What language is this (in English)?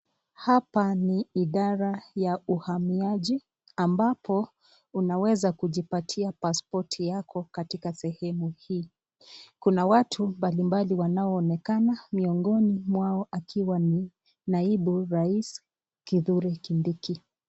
Swahili